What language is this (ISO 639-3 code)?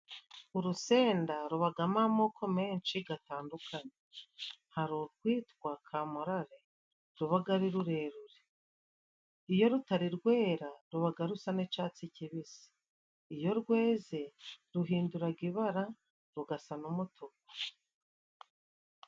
kin